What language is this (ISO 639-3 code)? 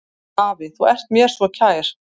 isl